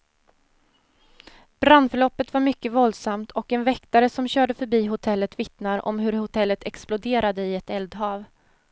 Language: Swedish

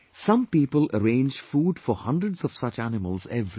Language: English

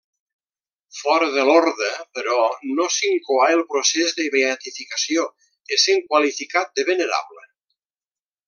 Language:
Catalan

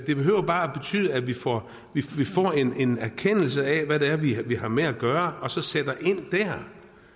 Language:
Danish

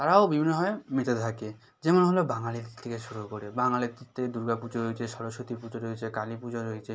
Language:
Bangla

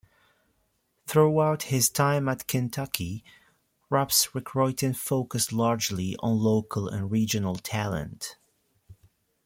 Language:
English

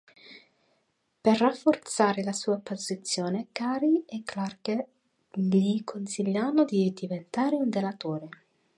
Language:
Italian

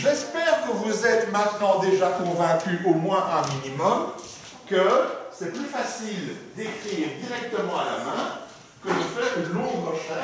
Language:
French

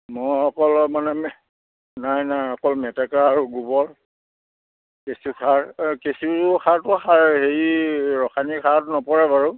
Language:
Assamese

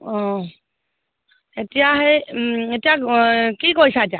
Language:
Assamese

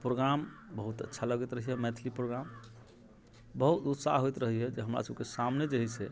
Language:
Maithili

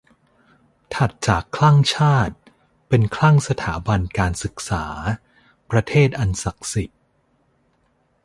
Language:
Thai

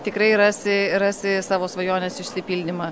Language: Lithuanian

